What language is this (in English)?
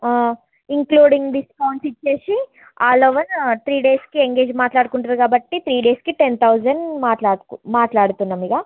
Telugu